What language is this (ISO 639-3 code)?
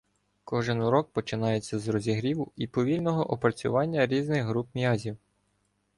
ukr